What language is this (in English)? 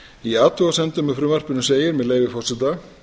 Icelandic